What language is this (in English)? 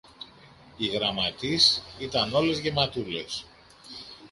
Greek